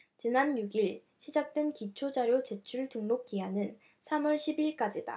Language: Korean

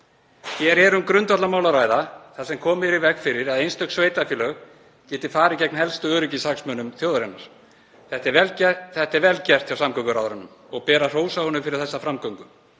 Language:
Icelandic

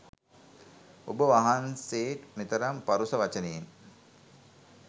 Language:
Sinhala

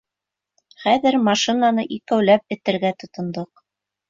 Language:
Bashkir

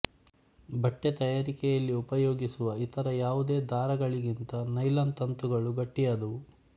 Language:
Kannada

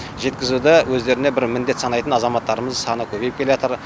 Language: Kazakh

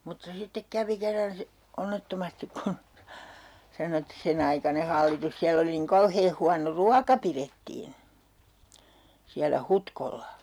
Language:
Finnish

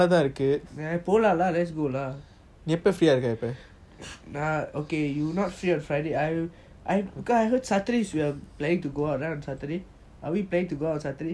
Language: English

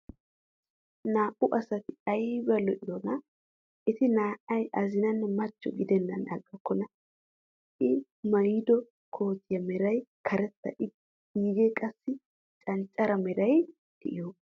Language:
Wolaytta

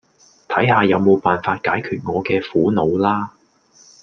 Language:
Cantonese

